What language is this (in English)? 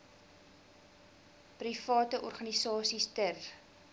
Afrikaans